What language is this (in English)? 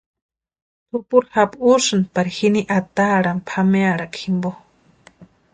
Western Highland Purepecha